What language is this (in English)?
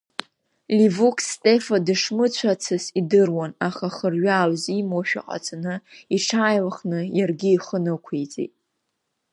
Abkhazian